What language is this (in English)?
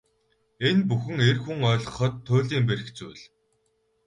Mongolian